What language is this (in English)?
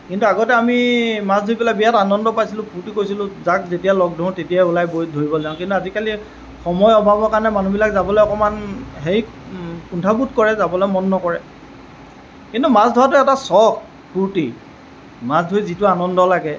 Assamese